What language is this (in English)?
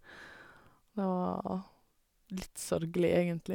Norwegian